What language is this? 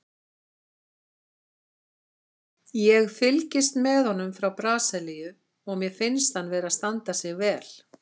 Icelandic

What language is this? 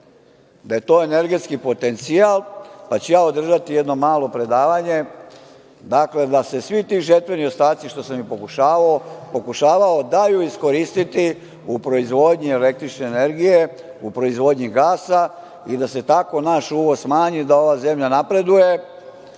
Serbian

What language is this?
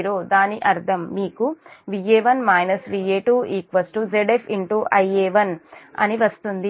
Telugu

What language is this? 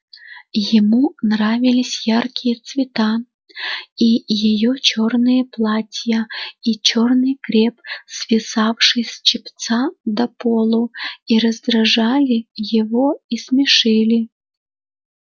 Russian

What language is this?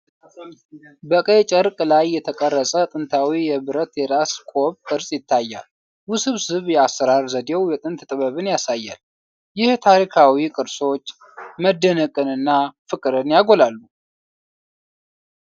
Amharic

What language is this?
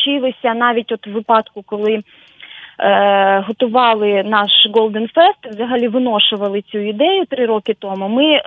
Ukrainian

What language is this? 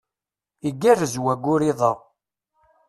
Kabyle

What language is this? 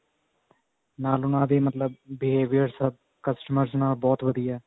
Punjabi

